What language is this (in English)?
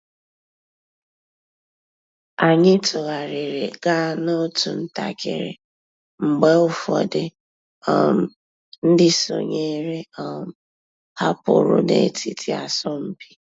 Igbo